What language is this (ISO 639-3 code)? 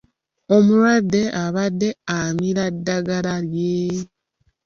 lug